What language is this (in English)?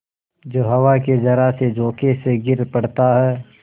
Hindi